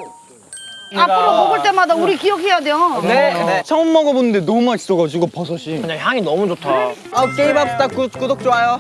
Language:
Korean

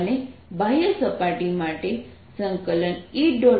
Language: Gujarati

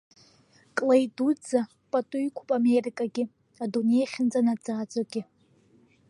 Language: Abkhazian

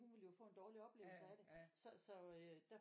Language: Danish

